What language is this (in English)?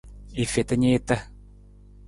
Nawdm